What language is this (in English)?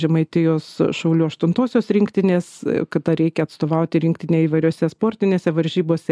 Lithuanian